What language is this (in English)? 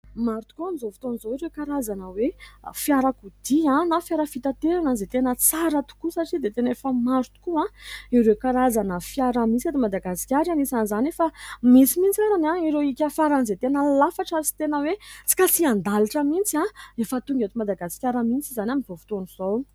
Malagasy